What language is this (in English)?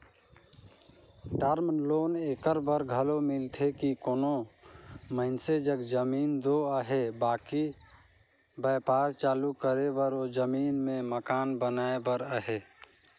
Chhattisgarhi